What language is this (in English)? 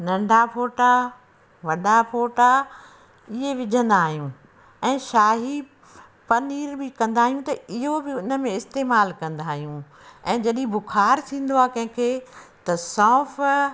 Sindhi